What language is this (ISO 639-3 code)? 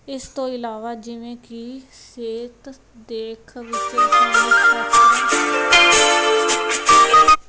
pan